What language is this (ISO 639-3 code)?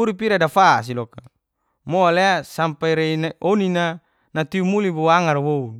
ges